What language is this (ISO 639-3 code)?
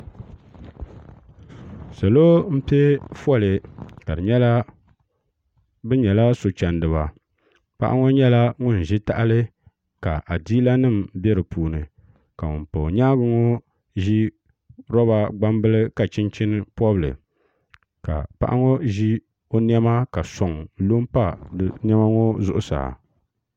dag